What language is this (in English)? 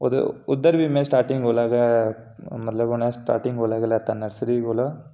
Dogri